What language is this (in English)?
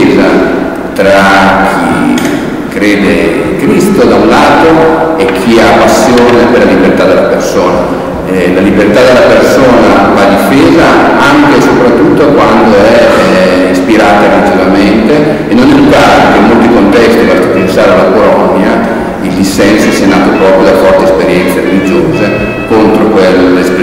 Italian